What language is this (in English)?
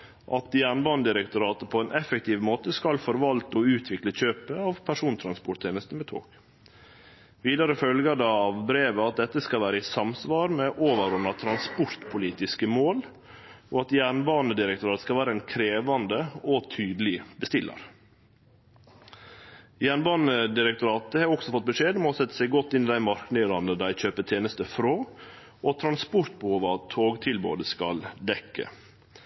Norwegian Nynorsk